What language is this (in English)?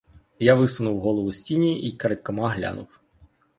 Ukrainian